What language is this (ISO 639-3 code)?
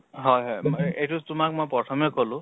asm